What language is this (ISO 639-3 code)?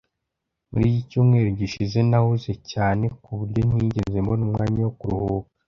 kin